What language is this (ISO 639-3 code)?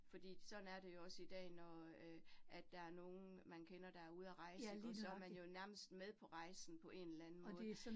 dan